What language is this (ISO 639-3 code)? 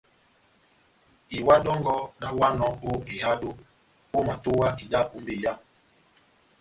bnm